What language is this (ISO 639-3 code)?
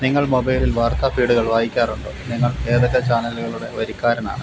mal